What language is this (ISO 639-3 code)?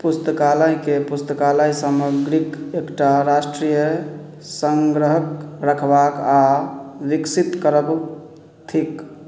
mai